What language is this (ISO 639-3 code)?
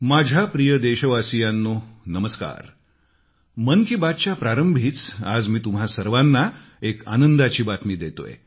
mar